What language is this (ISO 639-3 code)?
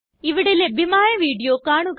mal